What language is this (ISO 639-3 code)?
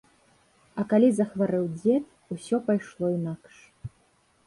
bel